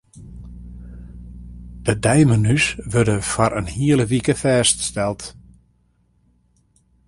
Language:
Western Frisian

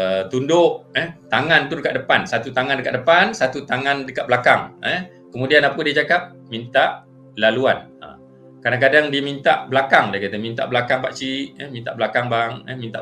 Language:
Malay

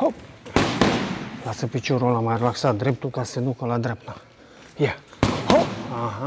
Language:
Romanian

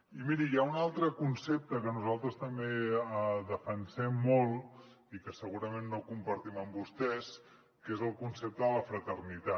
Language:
Catalan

